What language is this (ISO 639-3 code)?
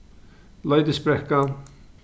fao